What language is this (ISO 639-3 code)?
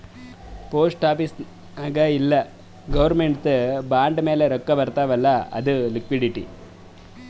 kan